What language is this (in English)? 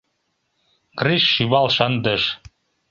Mari